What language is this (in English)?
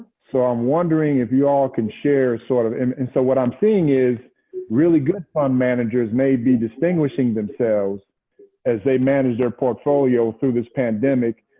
English